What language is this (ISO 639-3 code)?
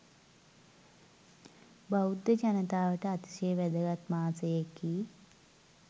sin